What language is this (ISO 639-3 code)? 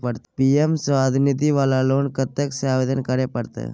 mai